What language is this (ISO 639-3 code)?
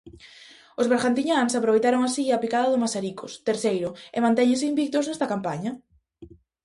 glg